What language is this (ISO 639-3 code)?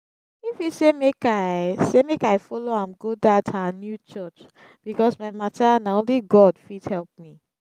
pcm